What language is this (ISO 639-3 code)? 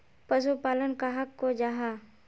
mag